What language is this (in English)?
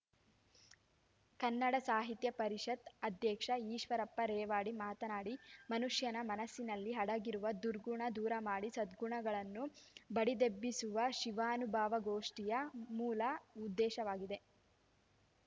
Kannada